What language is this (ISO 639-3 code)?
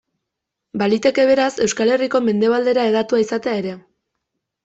eus